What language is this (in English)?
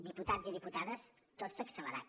Catalan